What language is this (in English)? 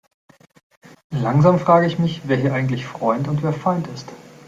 German